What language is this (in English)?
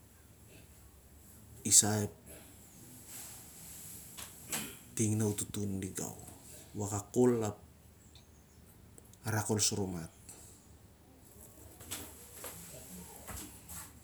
Siar-Lak